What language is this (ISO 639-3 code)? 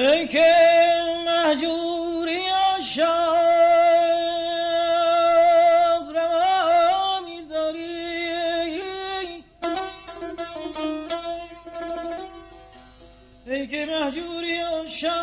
tur